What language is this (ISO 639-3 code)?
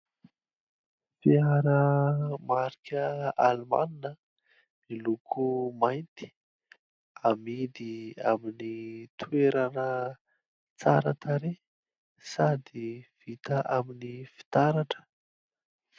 mlg